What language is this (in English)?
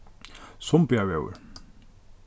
Faroese